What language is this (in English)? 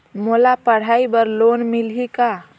Chhattisgarhi